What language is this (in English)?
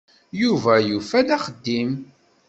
Kabyle